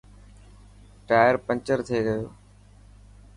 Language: Dhatki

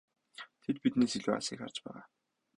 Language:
Mongolian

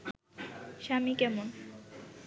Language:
Bangla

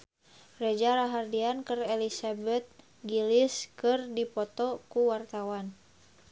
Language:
Sundanese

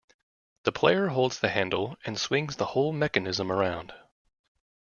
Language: English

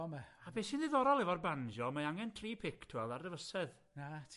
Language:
Welsh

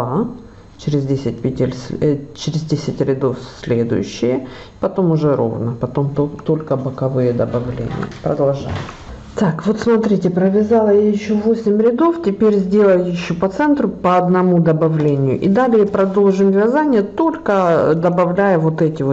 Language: Russian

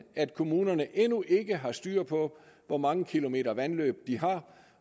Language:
Danish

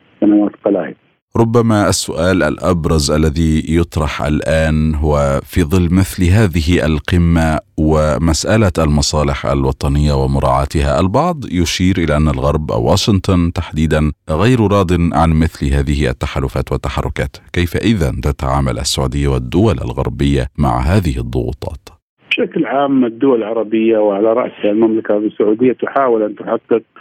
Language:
Arabic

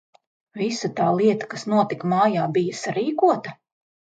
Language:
Latvian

